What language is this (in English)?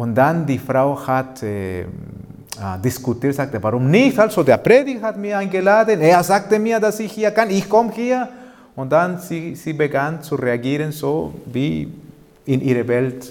German